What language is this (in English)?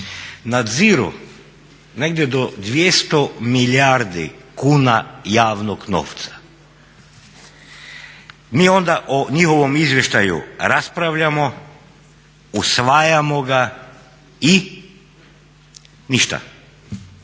Croatian